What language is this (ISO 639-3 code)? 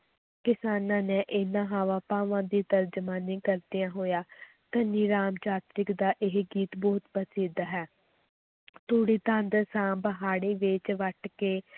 pan